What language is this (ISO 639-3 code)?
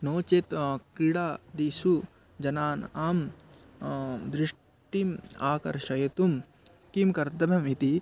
san